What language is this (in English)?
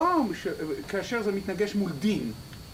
Hebrew